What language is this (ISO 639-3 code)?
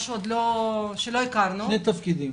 heb